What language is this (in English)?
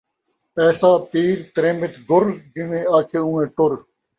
Saraiki